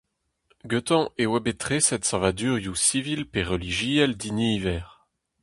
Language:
Breton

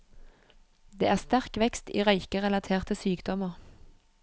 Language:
Norwegian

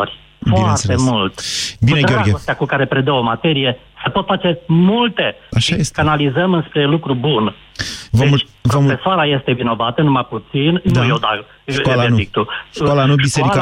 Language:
Romanian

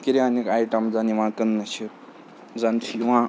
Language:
Kashmiri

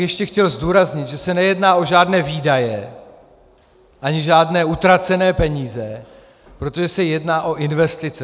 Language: Czech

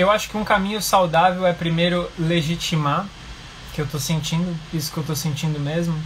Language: Portuguese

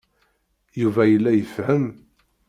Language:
Kabyle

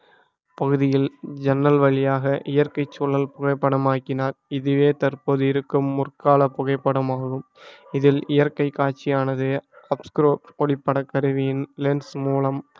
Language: Tamil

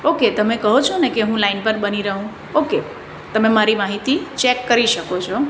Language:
Gujarati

